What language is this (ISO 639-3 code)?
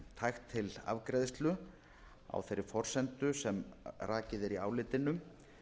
isl